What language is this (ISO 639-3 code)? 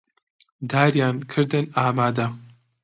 ckb